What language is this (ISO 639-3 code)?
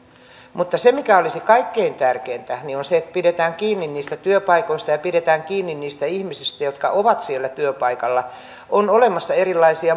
fin